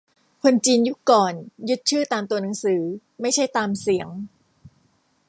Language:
Thai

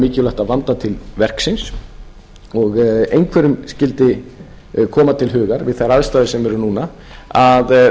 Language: Icelandic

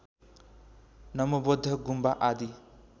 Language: Nepali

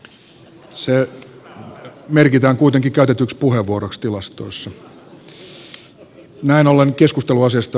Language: Finnish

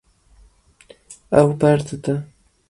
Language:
Kurdish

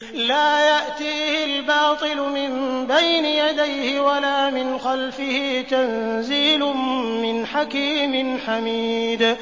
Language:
Arabic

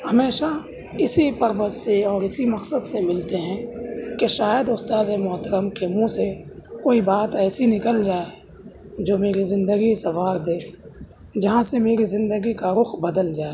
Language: Urdu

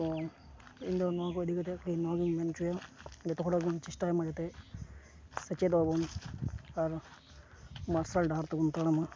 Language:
Santali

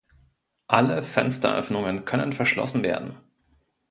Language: German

